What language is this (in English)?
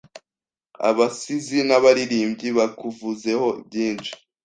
Kinyarwanda